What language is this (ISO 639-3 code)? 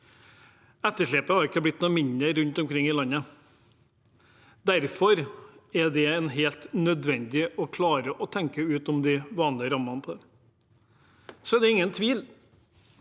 nor